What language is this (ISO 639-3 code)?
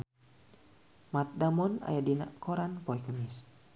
sun